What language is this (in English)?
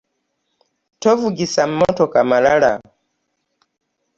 Ganda